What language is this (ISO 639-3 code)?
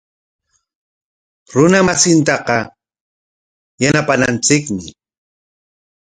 qwa